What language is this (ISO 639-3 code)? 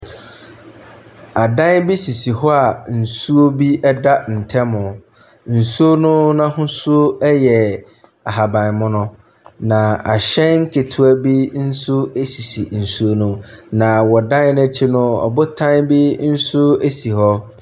aka